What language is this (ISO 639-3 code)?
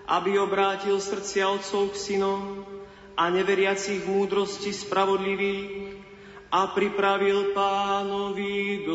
slk